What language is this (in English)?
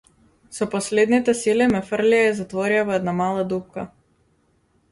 Macedonian